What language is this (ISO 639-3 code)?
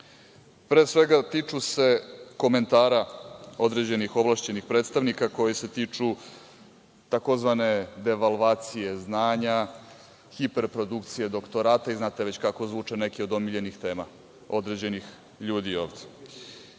srp